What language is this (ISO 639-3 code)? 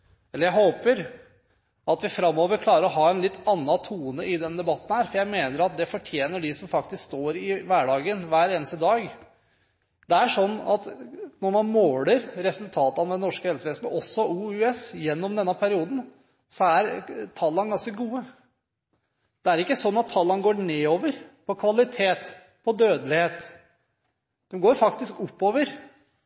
nob